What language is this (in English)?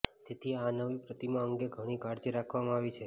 Gujarati